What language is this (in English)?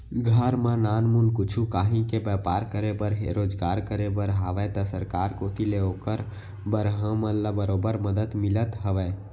Chhattisgarhi